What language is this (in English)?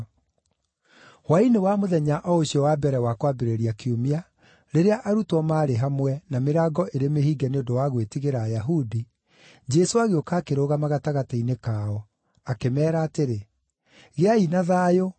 Kikuyu